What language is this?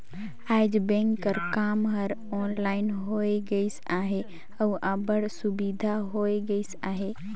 Chhattisgarhi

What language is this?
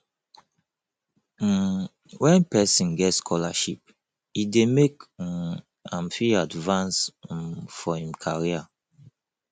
Nigerian Pidgin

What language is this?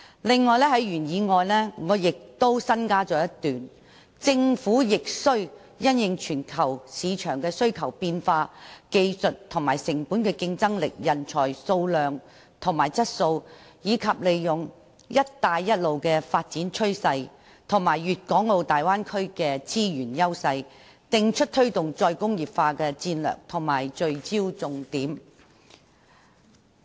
Cantonese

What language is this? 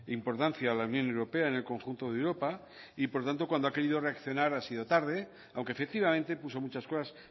Spanish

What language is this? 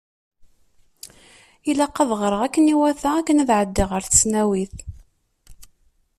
Kabyle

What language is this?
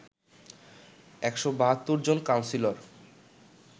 Bangla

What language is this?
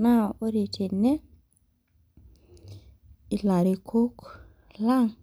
Masai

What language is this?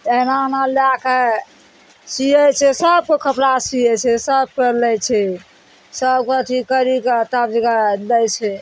Maithili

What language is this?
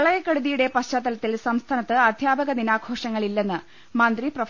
Malayalam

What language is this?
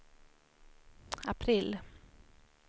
Swedish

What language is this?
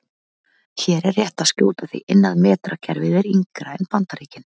Icelandic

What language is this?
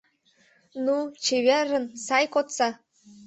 Mari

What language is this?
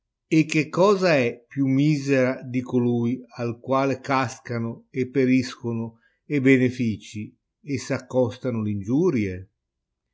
Italian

